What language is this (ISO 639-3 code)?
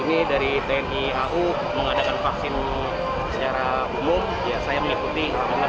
ind